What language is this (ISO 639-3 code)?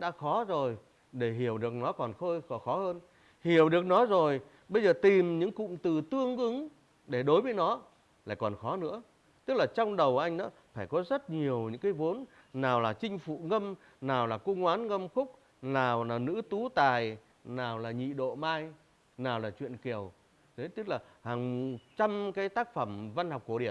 vie